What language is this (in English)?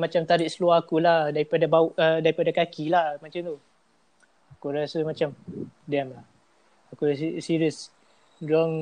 Malay